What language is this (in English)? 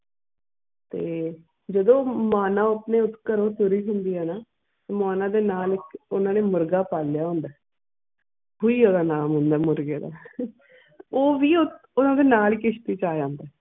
Punjabi